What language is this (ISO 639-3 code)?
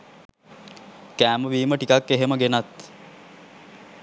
sin